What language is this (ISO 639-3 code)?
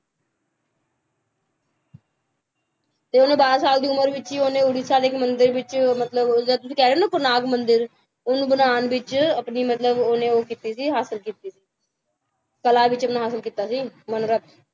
pan